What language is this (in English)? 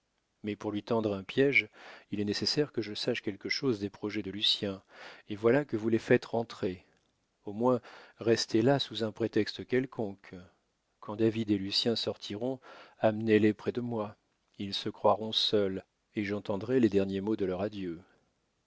French